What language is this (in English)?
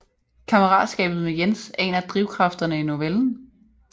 Danish